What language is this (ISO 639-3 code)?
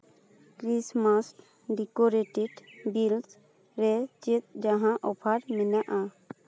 sat